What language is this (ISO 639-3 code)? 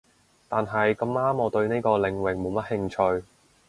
yue